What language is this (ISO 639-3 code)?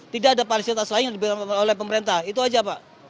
ind